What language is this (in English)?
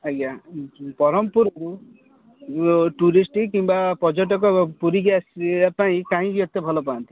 Odia